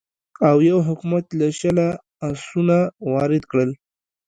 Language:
Pashto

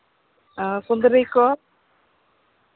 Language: Santali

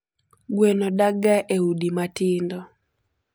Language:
Luo (Kenya and Tanzania)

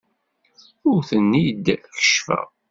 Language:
Kabyle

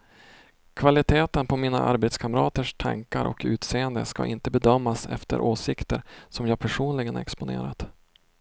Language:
Swedish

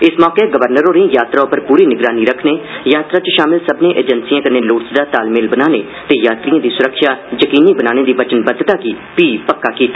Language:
Dogri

